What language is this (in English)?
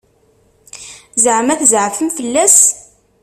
Kabyle